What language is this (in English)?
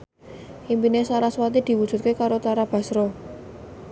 Javanese